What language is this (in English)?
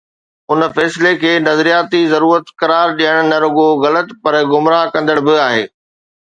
Sindhi